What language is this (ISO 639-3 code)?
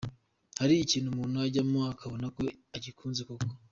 kin